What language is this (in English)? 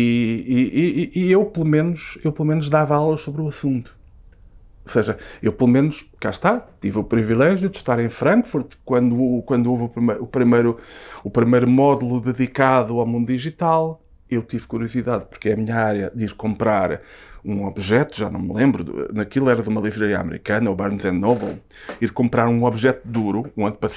Portuguese